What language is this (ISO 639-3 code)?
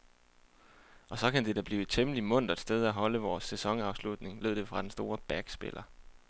dan